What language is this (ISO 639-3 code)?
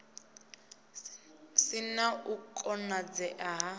ven